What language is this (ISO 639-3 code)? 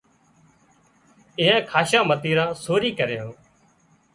kxp